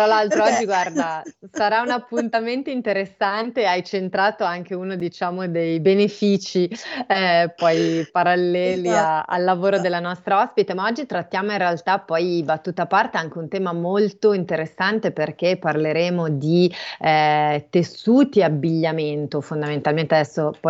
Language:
Italian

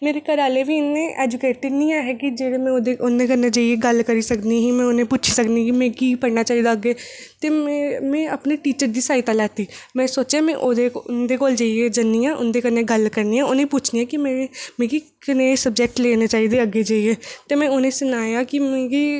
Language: Dogri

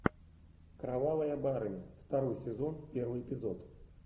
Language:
Russian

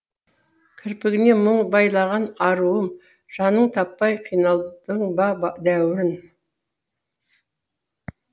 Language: Kazakh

